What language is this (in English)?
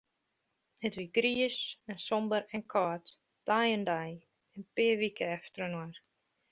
Western Frisian